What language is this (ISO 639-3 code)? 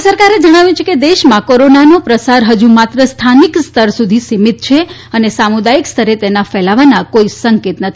guj